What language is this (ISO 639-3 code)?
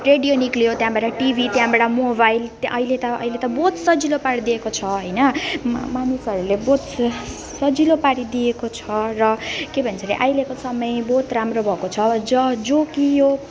nep